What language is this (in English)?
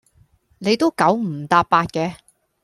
Cantonese